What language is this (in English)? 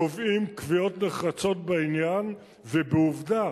Hebrew